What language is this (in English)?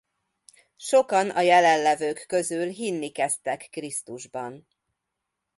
Hungarian